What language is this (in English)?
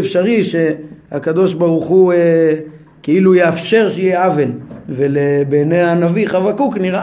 Hebrew